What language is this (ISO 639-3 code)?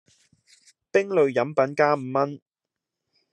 yue